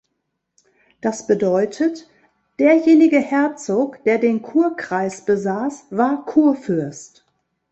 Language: German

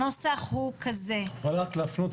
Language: Hebrew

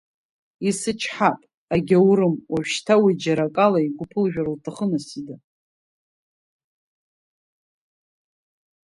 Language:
Abkhazian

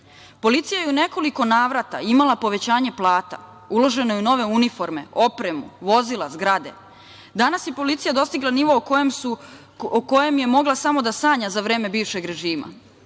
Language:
Serbian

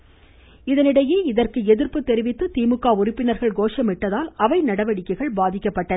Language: Tamil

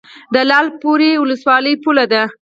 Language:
Pashto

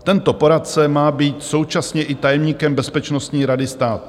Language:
Czech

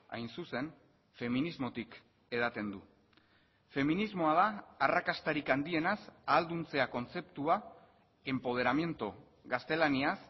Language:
Basque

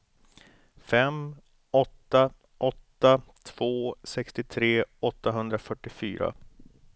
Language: Swedish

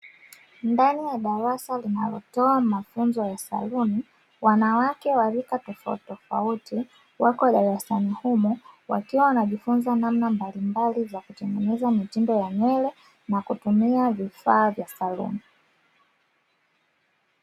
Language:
Swahili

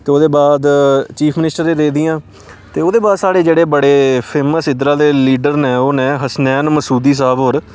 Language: Dogri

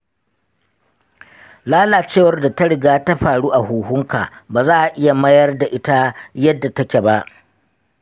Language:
Hausa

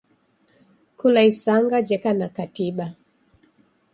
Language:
Taita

